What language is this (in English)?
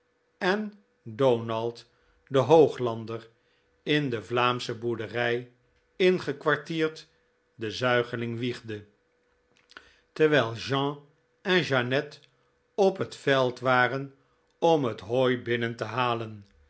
Dutch